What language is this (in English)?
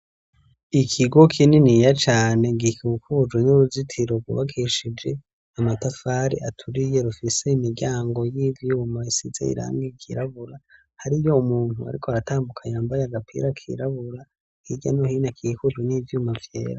Rundi